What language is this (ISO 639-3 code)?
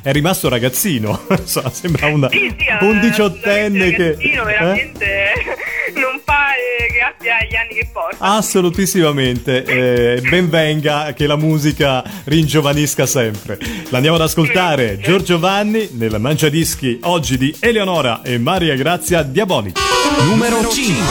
ita